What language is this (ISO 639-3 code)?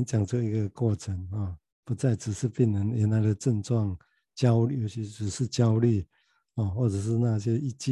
zho